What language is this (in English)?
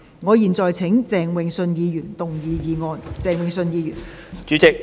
Cantonese